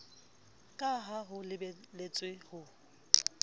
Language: Southern Sotho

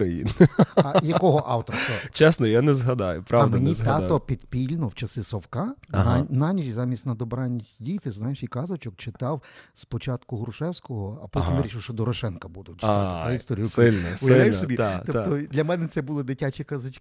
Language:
Ukrainian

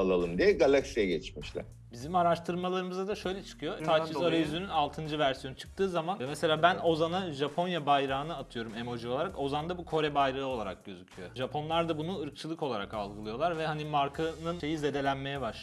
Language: Turkish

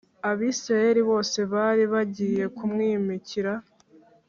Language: Kinyarwanda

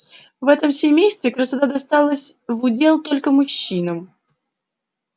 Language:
Russian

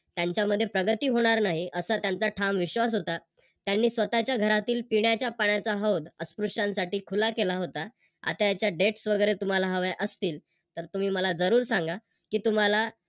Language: Marathi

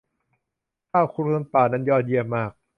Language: Thai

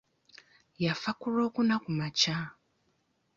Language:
Ganda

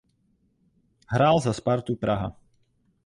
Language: Czech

